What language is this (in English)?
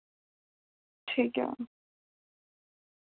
Dogri